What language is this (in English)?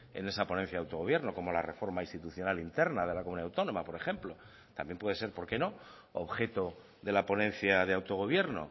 Spanish